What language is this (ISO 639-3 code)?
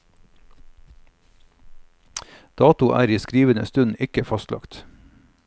nor